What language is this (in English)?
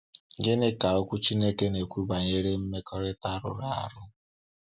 Igbo